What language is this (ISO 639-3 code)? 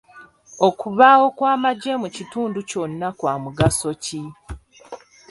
lug